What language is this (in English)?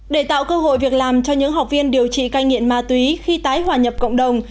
Vietnamese